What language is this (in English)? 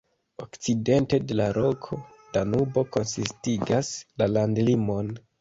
Esperanto